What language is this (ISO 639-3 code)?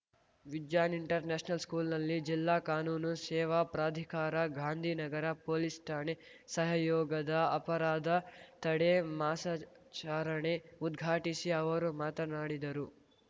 kan